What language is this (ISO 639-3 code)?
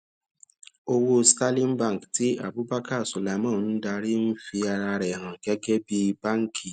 yor